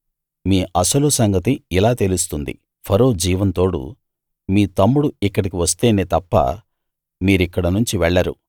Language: Telugu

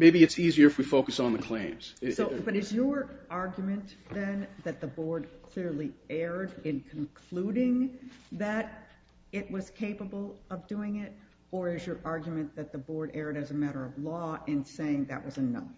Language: English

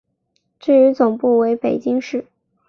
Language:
Chinese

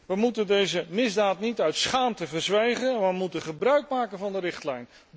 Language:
Dutch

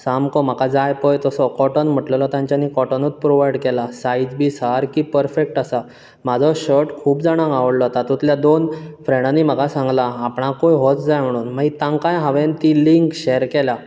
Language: Konkani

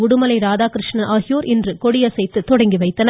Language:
Tamil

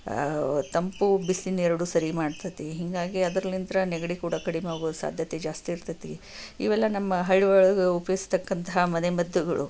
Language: Kannada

